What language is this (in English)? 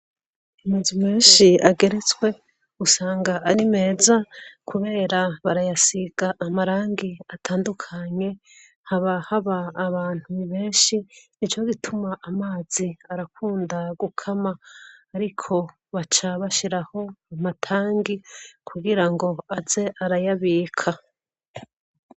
Rundi